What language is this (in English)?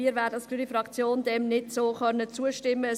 Swiss German